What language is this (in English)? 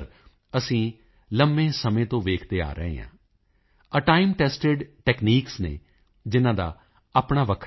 Punjabi